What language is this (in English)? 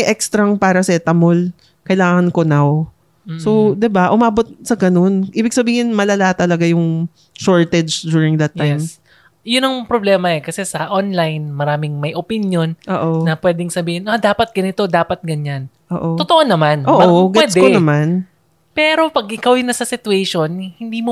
Filipino